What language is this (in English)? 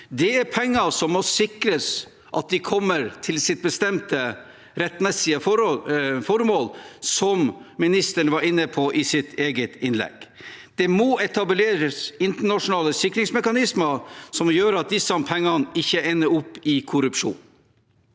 Norwegian